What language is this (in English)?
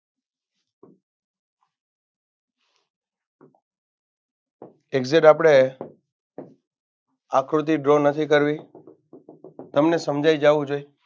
Gujarati